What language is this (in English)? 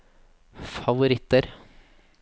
Norwegian